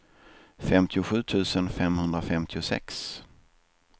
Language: Swedish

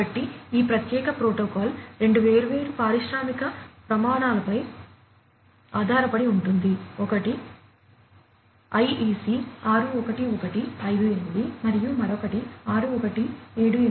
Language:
Telugu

